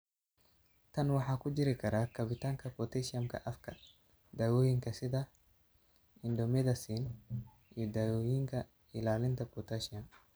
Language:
Somali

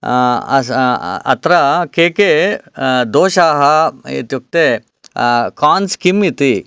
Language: Sanskrit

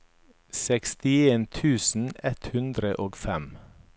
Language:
Norwegian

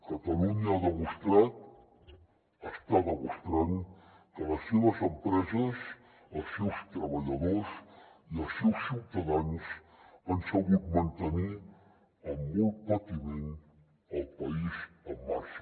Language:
Catalan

